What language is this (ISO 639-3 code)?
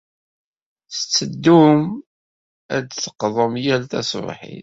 kab